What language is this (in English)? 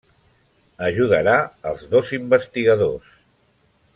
Catalan